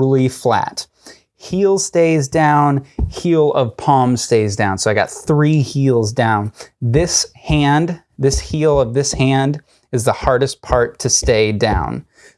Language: English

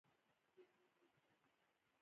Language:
Pashto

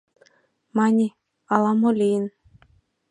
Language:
Mari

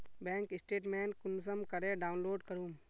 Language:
Magahi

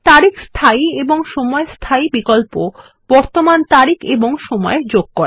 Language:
Bangla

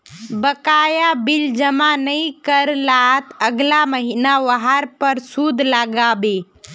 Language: Magahi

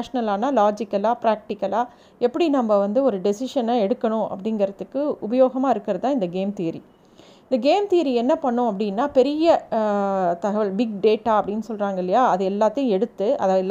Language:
Tamil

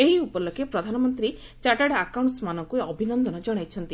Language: Odia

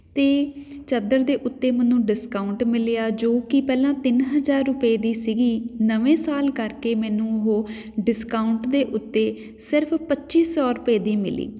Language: Punjabi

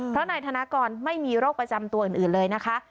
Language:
Thai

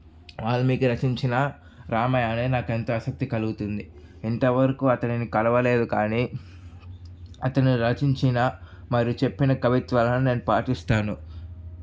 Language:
Telugu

